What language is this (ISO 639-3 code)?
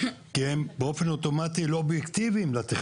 heb